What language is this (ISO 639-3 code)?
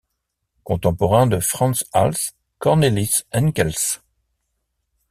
fra